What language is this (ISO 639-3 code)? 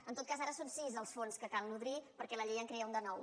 cat